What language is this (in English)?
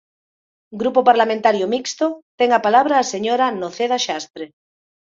Galician